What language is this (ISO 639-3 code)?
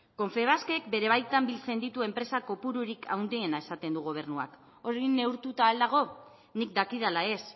eus